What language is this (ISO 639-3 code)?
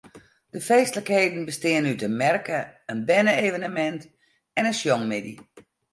fry